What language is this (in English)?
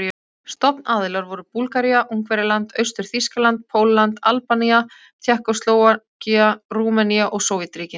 Icelandic